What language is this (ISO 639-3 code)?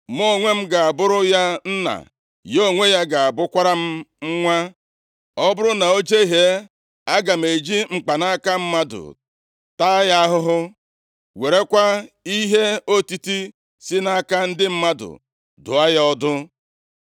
ibo